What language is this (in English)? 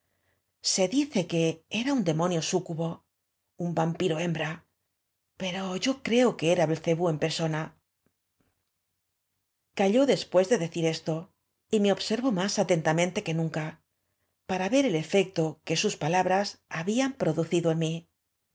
Spanish